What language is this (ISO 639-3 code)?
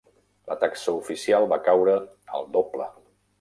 cat